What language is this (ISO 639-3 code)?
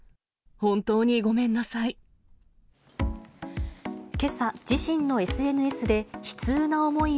jpn